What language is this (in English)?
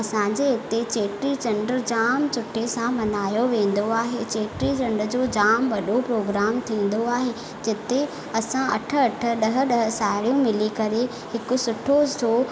Sindhi